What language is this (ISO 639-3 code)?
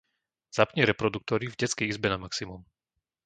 slk